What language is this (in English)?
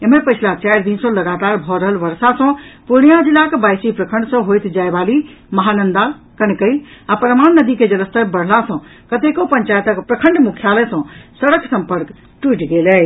Maithili